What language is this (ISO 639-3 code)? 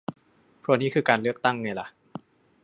tha